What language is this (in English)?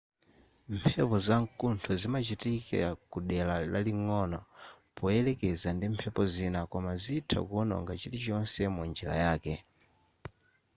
Nyanja